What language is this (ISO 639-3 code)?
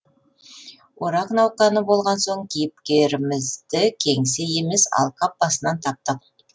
kaz